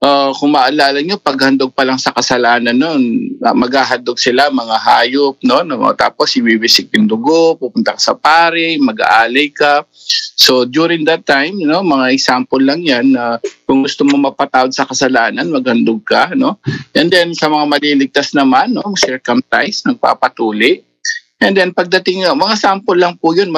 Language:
Filipino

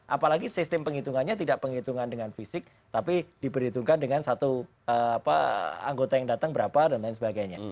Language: Indonesian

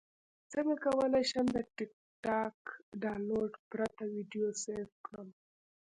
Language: Pashto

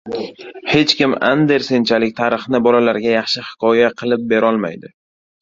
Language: Uzbek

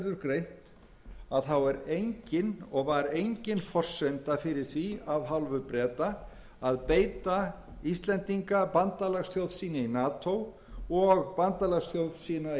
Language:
Icelandic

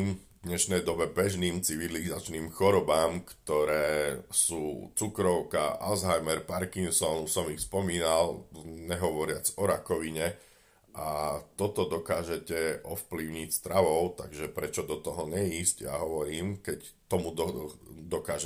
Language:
Slovak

